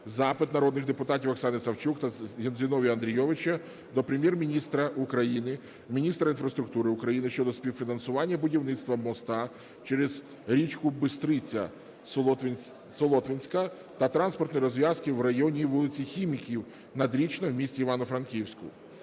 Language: Ukrainian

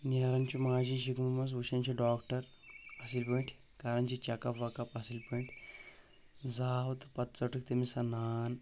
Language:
Kashmiri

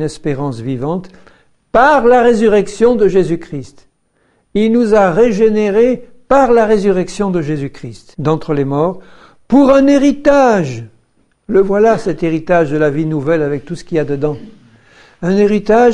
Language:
French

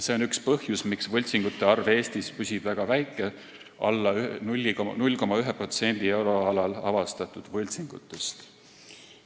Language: Estonian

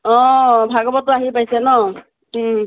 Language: Assamese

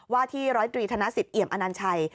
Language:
Thai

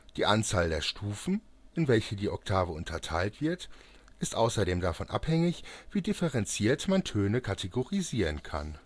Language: German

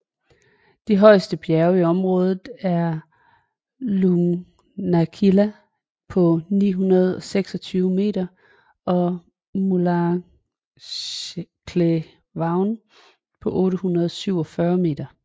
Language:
Danish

